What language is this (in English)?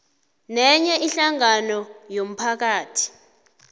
South Ndebele